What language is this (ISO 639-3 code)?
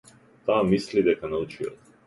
mkd